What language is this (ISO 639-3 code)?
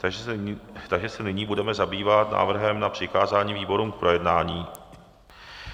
ces